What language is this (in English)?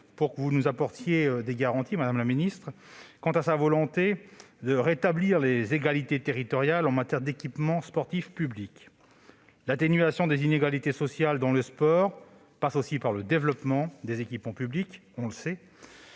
French